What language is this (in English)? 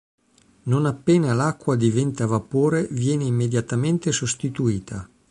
Italian